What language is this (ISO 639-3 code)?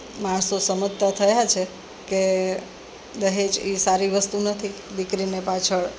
guj